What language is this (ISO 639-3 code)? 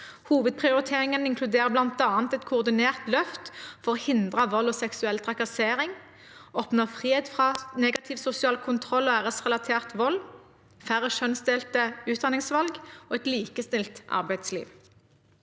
nor